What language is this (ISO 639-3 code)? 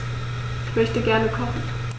deu